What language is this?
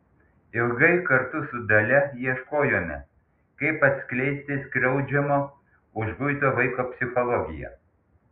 Lithuanian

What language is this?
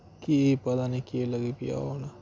Dogri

